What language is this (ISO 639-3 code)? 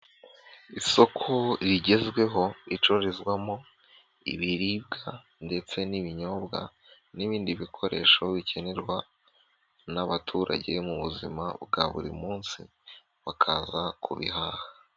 kin